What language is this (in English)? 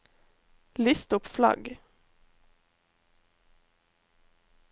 Norwegian